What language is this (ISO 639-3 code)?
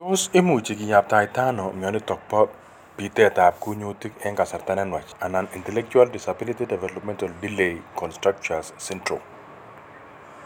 kln